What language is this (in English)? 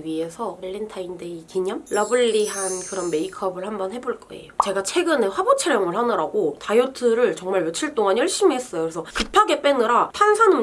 Korean